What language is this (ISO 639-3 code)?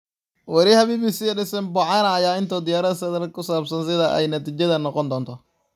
som